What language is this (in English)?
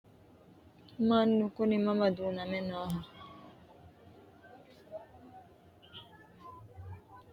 Sidamo